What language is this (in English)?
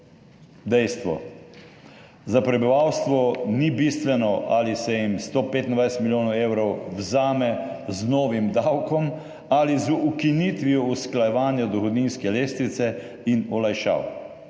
Slovenian